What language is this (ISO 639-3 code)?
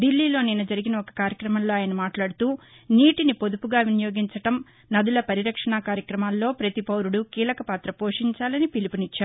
tel